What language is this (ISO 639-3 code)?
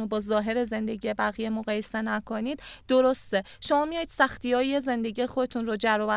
fas